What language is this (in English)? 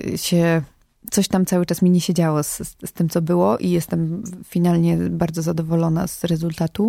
Polish